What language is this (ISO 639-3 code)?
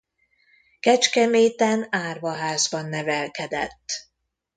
hun